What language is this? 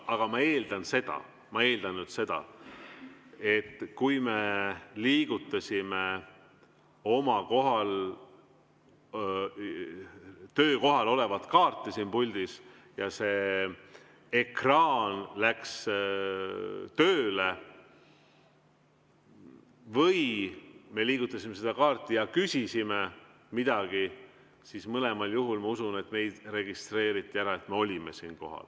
Estonian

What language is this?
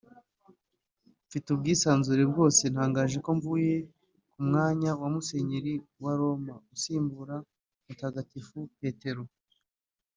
Kinyarwanda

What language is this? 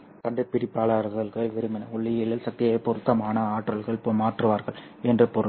Tamil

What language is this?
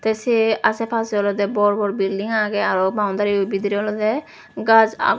Chakma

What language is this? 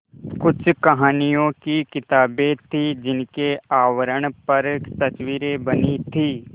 Hindi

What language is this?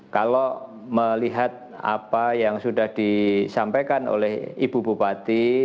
Indonesian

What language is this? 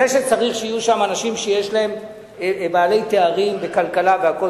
Hebrew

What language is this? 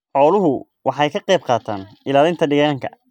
Somali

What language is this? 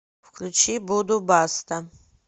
Russian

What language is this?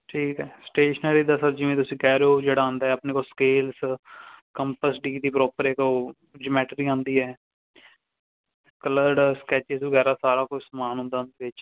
Punjabi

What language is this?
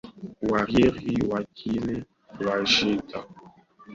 Swahili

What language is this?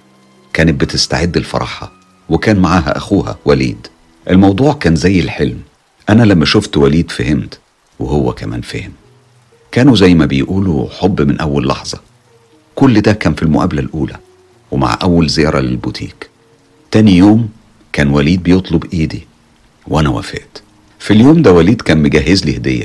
Arabic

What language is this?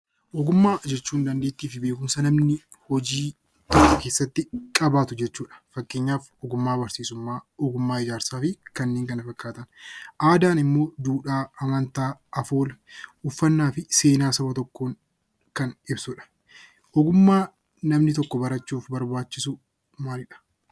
Oromo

